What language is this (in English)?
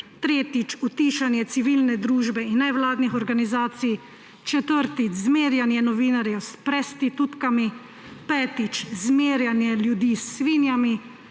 Slovenian